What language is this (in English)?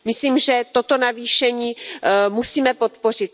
Czech